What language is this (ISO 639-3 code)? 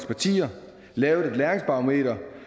dan